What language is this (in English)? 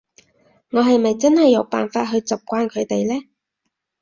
Cantonese